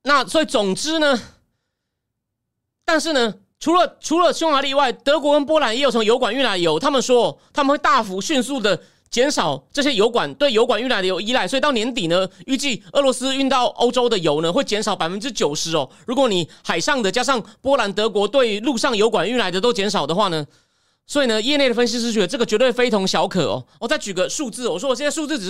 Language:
Chinese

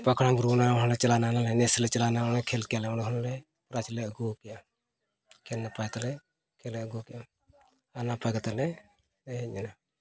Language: Santali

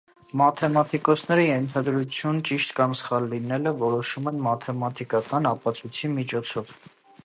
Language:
Armenian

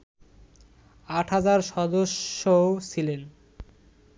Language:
Bangla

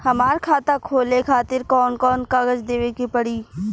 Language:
Bhojpuri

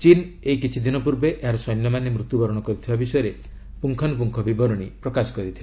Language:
Odia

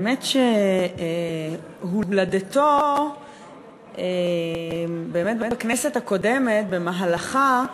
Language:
Hebrew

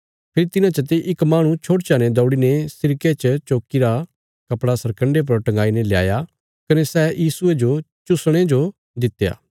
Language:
Bilaspuri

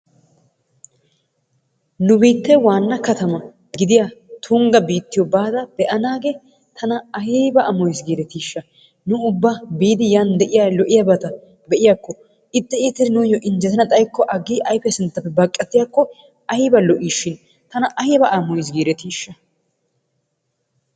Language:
Wolaytta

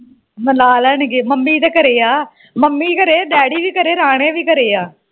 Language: Punjabi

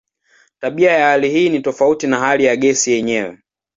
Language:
Swahili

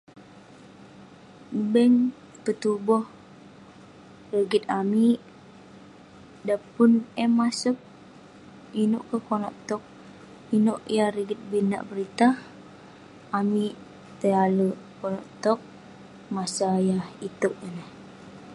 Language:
Western Penan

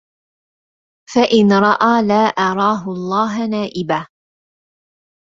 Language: Arabic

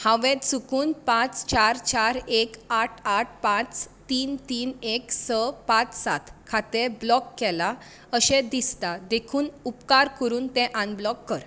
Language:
Konkani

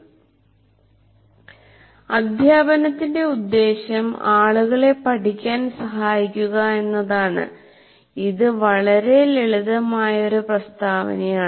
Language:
Malayalam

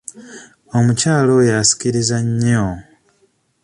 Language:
Ganda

